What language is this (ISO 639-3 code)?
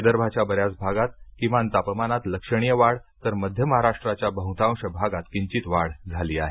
mar